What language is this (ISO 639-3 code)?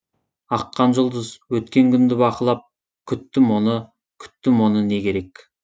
kaz